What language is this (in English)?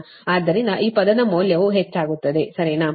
Kannada